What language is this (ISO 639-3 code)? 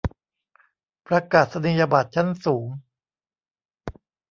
tha